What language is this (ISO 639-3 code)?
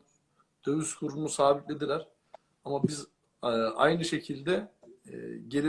tur